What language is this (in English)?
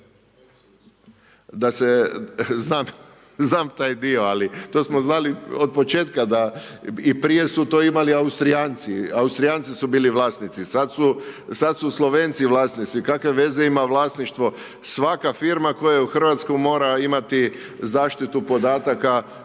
Croatian